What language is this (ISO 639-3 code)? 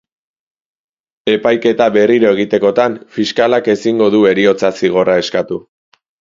eus